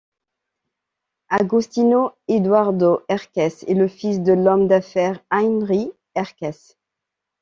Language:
French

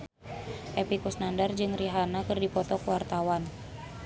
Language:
Sundanese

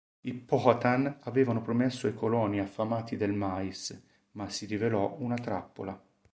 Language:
Italian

